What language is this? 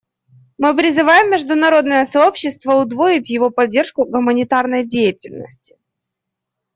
Russian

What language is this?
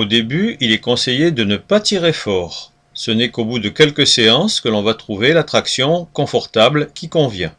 French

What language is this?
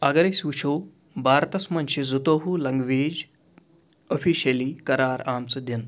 Kashmiri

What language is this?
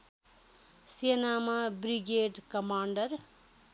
Nepali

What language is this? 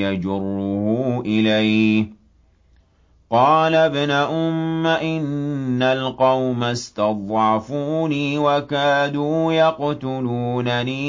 Arabic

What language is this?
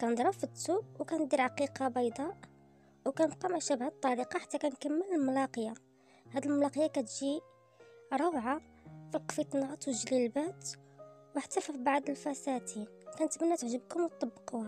Arabic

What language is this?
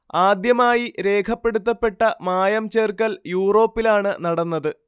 Malayalam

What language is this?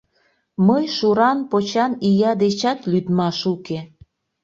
Mari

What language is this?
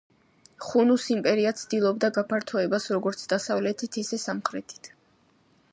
Georgian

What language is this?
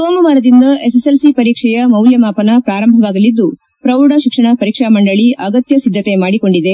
Kannada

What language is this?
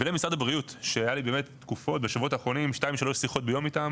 Hebrew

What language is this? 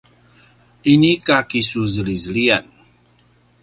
Paiwan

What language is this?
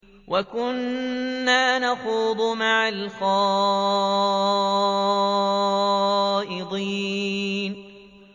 Arabic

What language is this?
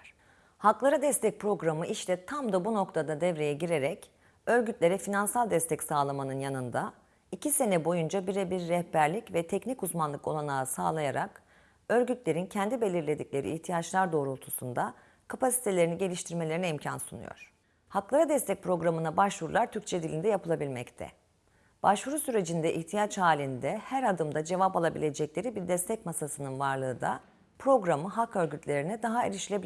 Turkish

